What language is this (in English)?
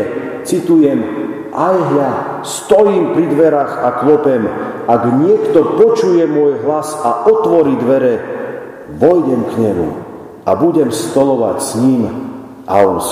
Slovak